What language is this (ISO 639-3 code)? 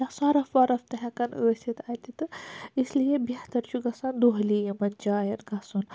kas